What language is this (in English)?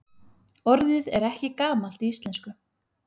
Icelandic